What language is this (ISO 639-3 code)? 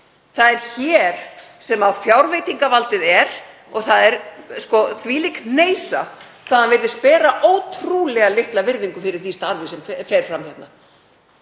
isl